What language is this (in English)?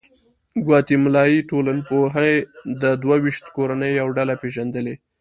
Pashto